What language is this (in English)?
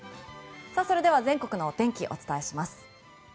Japanese